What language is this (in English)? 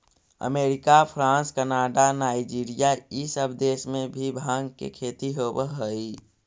Magahi